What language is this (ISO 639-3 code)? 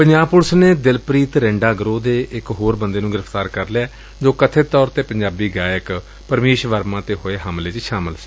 pan